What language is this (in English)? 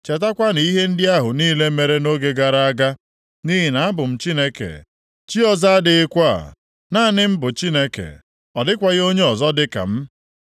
Igbo